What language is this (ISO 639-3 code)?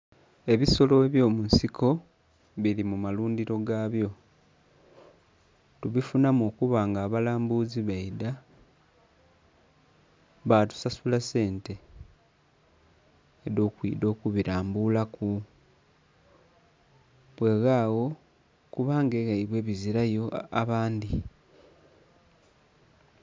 xog